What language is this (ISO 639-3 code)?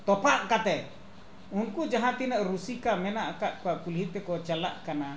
sat